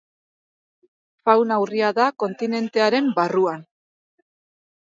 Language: Basque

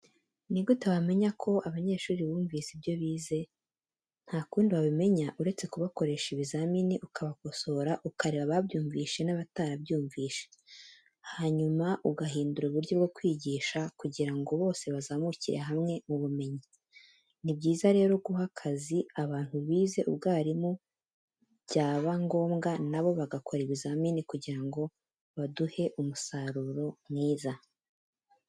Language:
Kinyarwanda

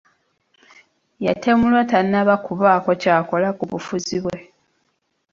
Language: Ganda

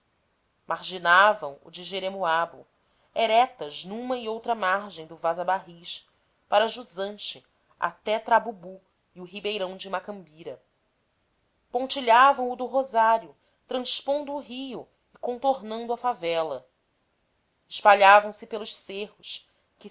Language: Portuguese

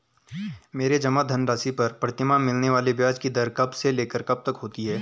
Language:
Hindi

